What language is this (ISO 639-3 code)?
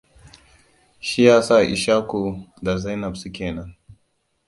hau